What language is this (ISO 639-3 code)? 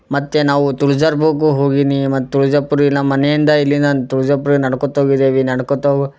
kan